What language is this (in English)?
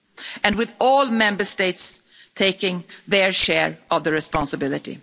English